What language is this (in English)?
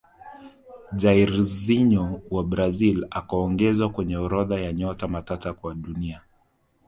Swahili